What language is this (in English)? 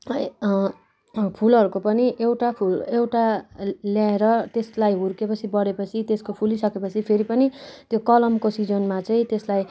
Nepali